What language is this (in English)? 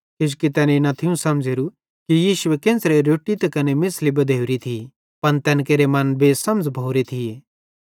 Bhadrawahi